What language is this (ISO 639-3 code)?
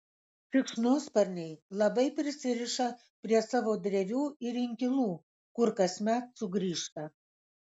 lit